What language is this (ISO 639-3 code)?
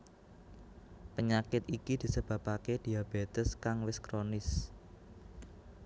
jav